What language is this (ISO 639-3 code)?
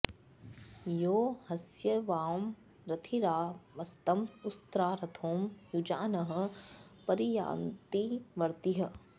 san